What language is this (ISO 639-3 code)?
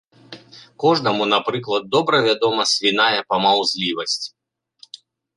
bel